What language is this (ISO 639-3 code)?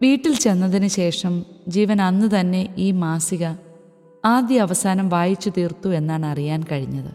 mal